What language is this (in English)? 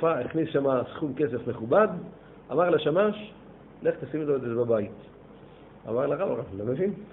Hebrew